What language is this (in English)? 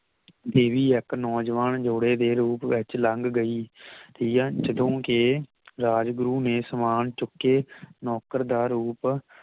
Punjabi